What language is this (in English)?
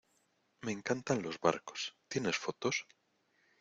Spanish